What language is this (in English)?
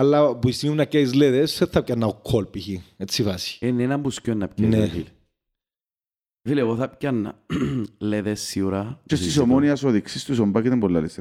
Greek